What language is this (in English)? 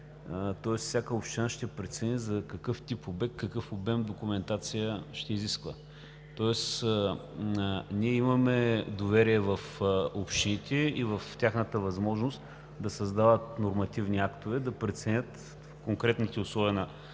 Bulgarian